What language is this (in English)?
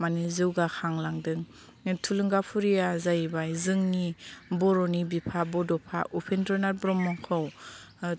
Bodo